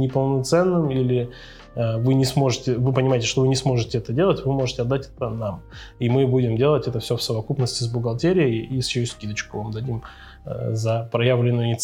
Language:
Russian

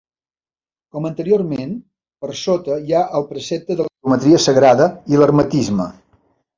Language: Catalan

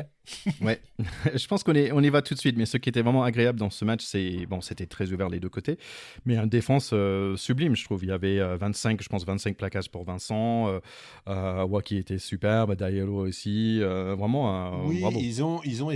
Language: French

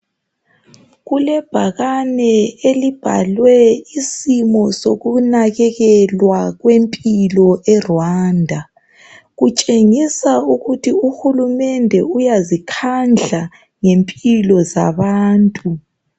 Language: North Ndebele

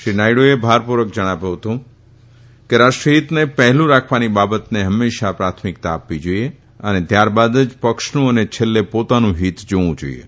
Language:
Gujarati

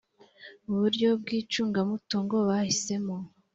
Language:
Kinyarwanda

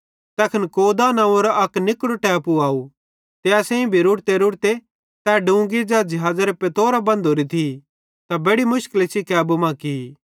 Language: Bhadrawahi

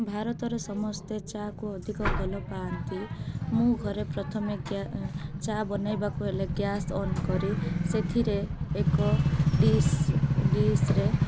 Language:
Odia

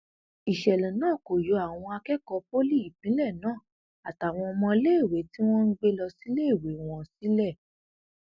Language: Yoruba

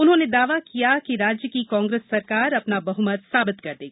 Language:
Hindi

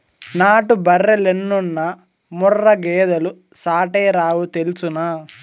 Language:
Telugu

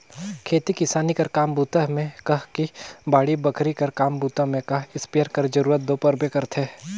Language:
Chhattisgarhi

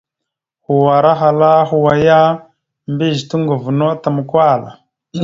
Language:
Mada (Cameroon)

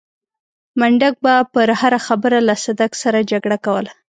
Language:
Pashto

